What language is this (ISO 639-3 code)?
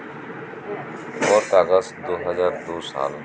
sat